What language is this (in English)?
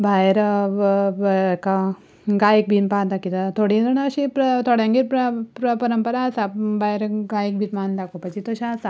Konkani